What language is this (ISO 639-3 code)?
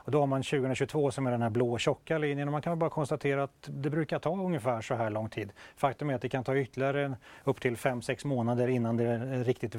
swe